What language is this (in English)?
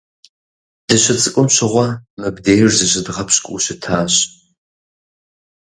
Kabardian